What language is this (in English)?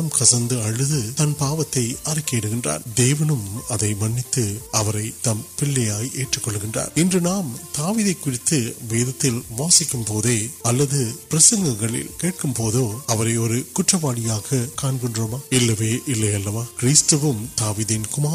Urdu